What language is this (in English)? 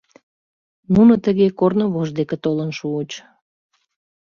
Mari